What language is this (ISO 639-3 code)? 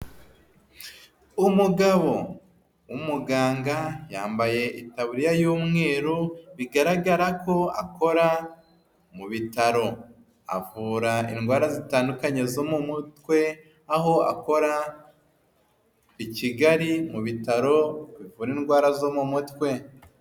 kin